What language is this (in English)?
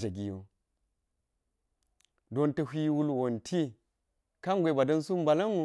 Geji